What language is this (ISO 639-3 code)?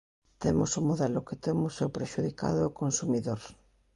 glg